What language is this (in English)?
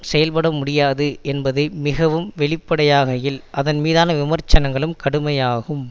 Tamil